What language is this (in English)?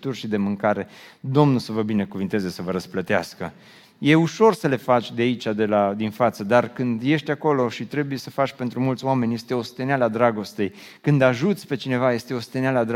Romanian